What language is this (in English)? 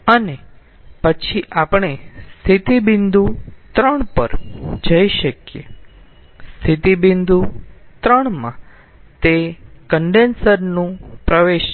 Gujarati